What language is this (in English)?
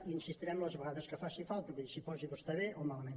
Catalan